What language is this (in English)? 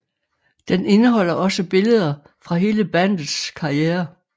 Danish